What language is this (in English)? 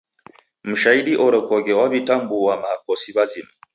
Taita